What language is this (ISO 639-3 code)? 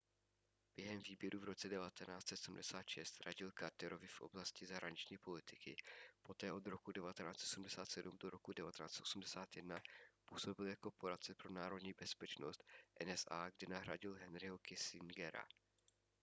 ces